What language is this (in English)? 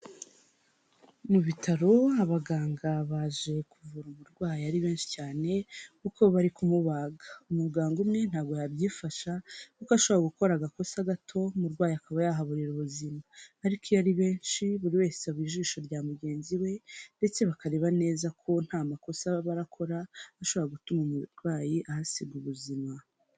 Kinyarwanda